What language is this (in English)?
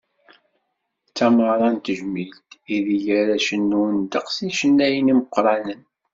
Kabyle